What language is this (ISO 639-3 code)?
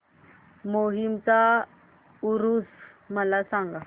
mar